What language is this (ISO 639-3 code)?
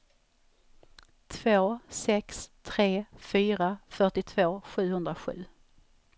swe